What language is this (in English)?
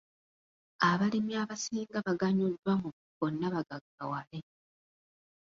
Ganda